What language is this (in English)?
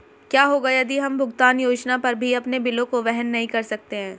Hindi